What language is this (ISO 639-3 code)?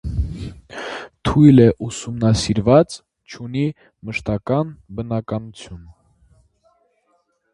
hye